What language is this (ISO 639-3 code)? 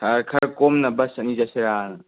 mni